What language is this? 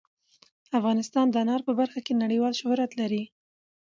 Pashto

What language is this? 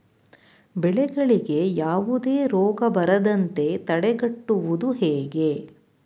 Kannada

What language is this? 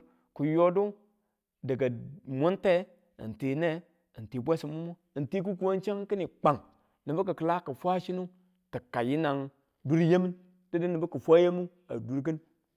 Tula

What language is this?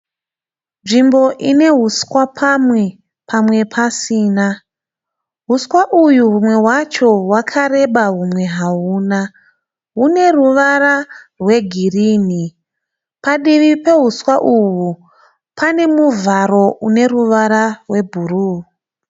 Shona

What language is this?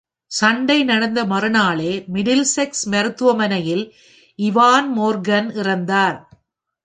Tamil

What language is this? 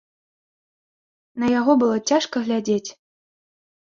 Belarusian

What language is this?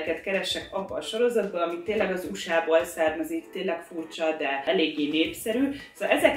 Hungarian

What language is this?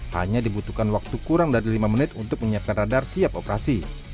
Indonesian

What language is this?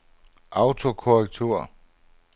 Danish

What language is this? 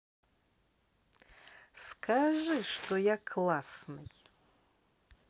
Russian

